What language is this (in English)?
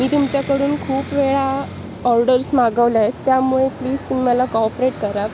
Marathi